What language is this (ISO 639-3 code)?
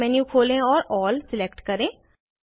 hin